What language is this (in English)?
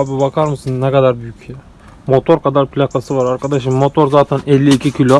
Turkish